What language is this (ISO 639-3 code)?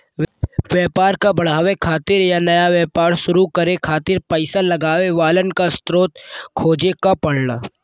bho